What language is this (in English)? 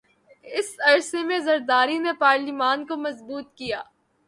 Urdu